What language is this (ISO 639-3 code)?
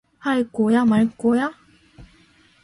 kor